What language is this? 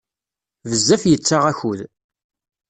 Kabyle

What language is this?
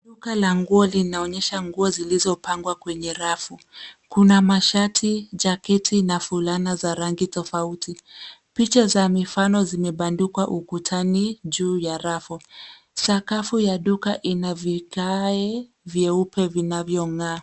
Swahili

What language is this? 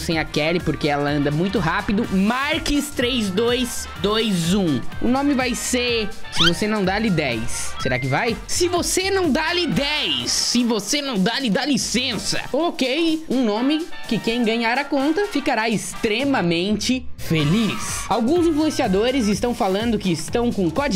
Portuguese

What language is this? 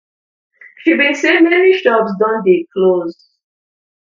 Nigerian Pidgin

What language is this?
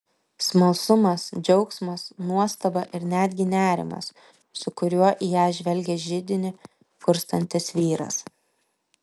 Lithuanian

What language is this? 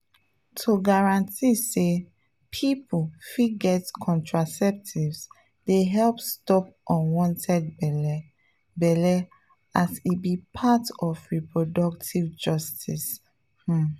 Nigerian Pidgin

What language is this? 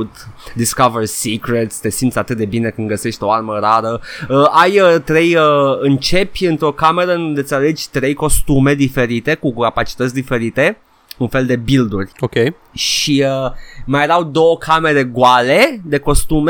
Romanian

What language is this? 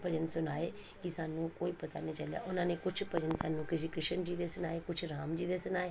Punjabi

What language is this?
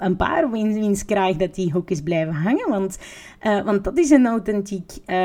Dutch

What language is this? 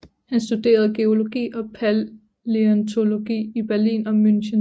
Danish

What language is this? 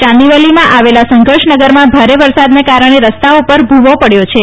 Gujarati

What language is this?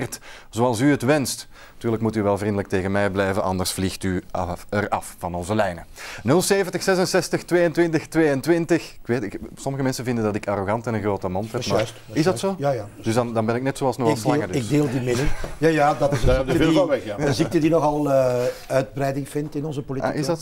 Dutch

